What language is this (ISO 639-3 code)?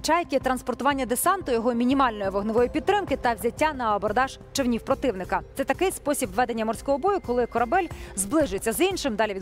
ukr